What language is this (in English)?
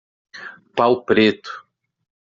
Portuguese